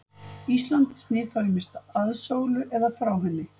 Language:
Icelandic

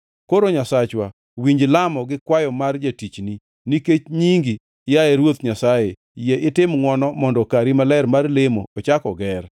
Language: Luo (Kenya and Tanzania)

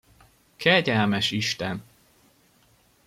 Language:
Hungarian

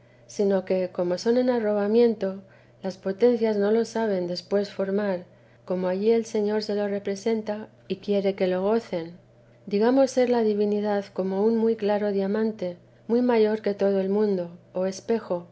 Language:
Spanish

